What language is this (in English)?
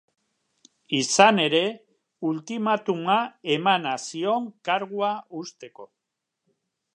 Basque